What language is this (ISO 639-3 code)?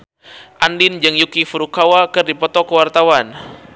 sun